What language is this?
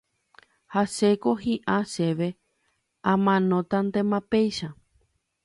Guarani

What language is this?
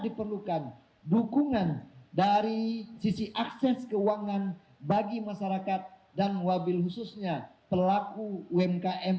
Indonesian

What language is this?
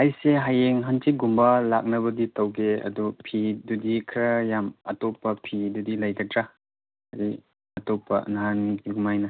Manipuri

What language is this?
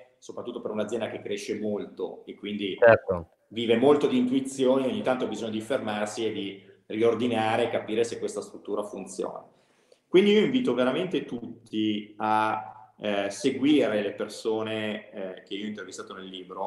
Italian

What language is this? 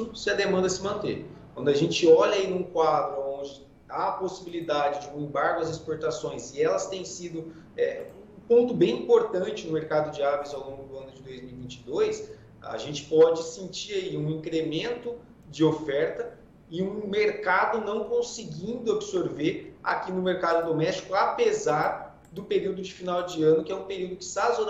Portuguese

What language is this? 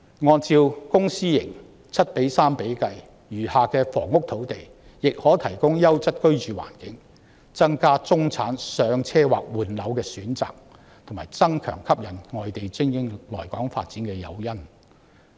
Cantonese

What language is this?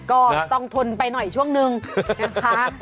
Thai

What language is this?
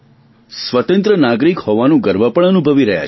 Gujarati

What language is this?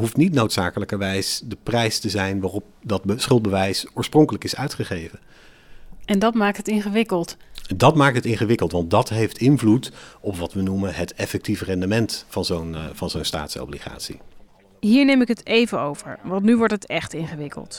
Dutch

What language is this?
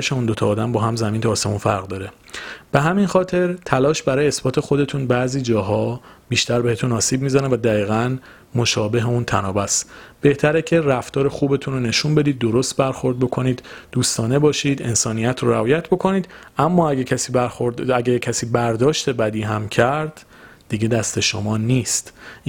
Persian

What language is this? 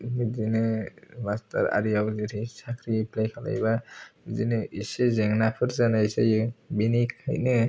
Bodo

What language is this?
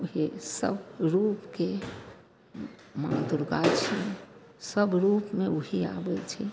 Maithili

